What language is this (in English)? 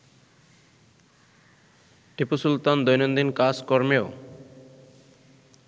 Bangla